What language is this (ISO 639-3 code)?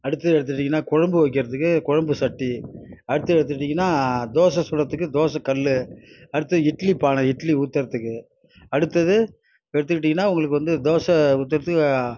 tam